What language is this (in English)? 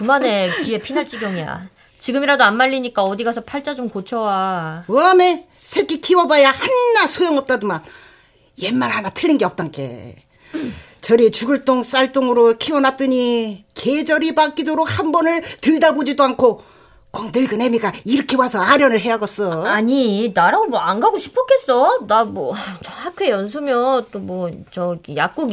Korean